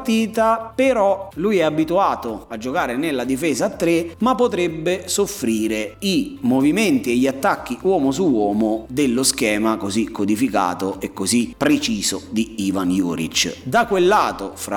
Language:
Italian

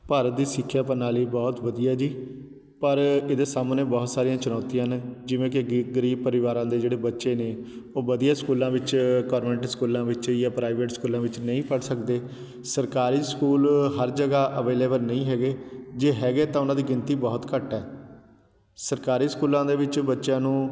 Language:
Punjabi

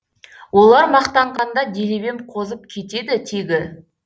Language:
Kazakh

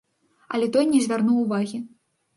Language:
Belarusian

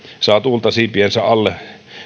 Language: Finnish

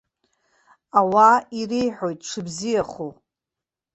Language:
Abkhazian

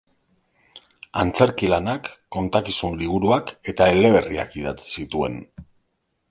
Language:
Basque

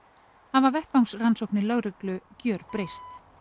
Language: Icelandic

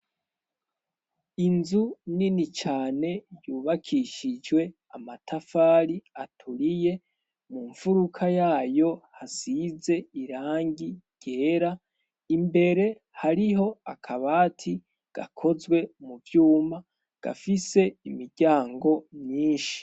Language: Rundi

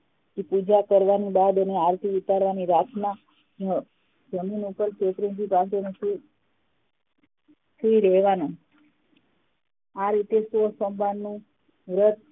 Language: Gujarati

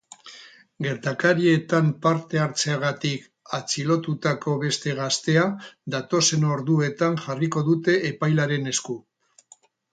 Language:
Basque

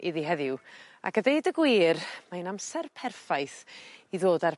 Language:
Welsh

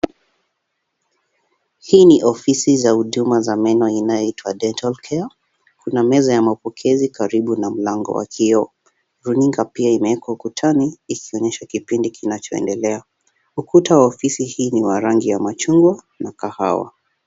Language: Swahili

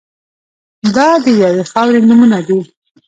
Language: Pashto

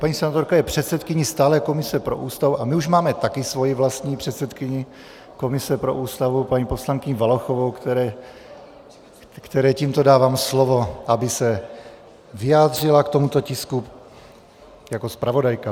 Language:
Czech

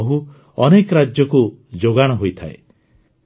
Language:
Odia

